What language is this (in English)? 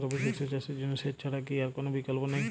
Bangla